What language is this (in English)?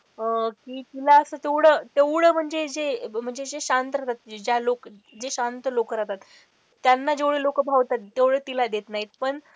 Marathi